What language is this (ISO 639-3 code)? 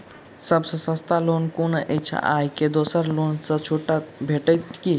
mai